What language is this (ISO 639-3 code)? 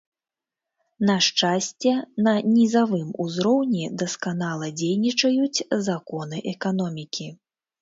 bel